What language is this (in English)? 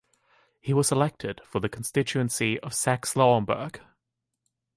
English